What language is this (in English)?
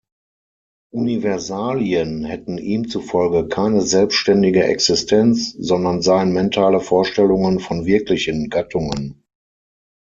German